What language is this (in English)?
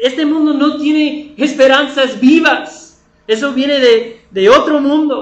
Spanish